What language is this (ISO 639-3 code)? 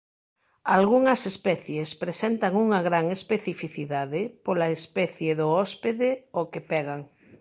glg